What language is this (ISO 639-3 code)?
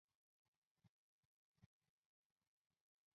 zho